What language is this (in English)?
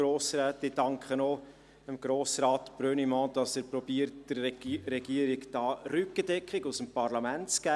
Swiss German